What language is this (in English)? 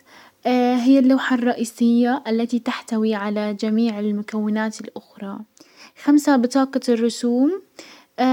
Hijazi Arabic